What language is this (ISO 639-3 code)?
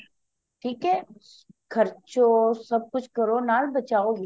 pan